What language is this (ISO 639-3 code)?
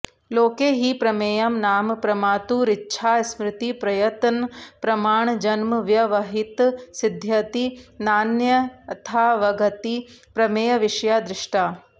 san